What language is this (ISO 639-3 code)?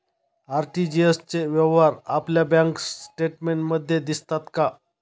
mar